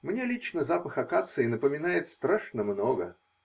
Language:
Russian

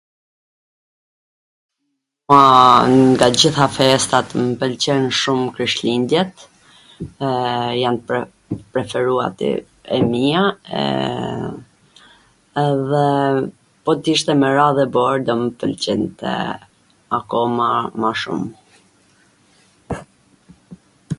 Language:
Gheg Albanian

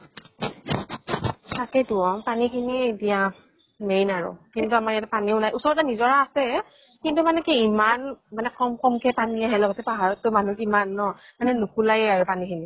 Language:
Assamese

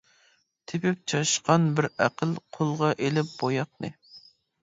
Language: Uyghur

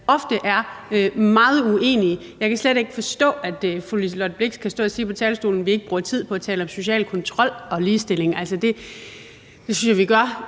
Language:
Danish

